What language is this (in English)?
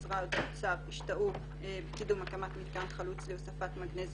Hebrew